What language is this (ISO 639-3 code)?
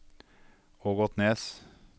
nor